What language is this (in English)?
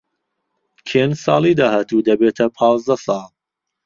Central Kurdish